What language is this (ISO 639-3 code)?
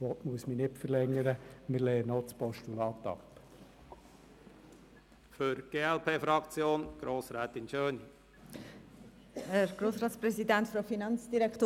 gsw